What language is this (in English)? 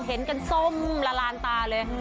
Thai